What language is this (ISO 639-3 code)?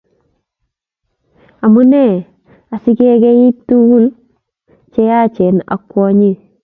kln